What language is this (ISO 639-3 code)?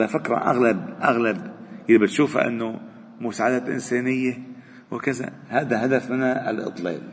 ara